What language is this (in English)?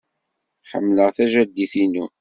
Kabyle